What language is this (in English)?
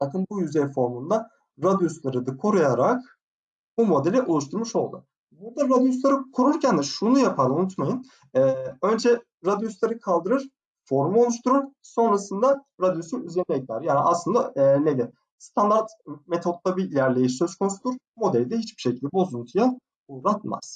Turkish